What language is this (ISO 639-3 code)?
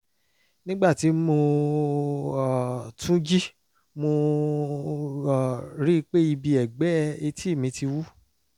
yor